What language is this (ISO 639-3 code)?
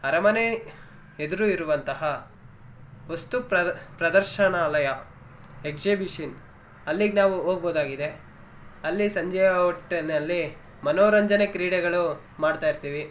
kan